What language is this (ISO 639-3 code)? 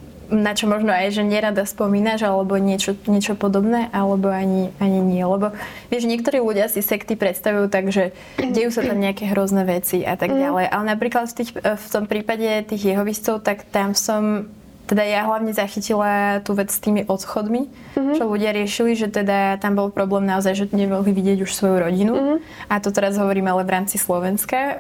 slk